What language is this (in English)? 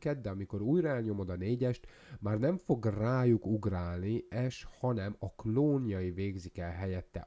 Hungarian